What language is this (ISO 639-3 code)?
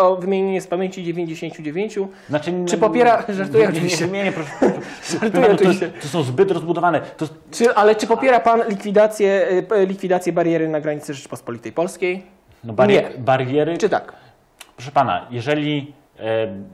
pol